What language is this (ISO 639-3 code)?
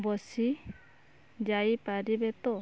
ori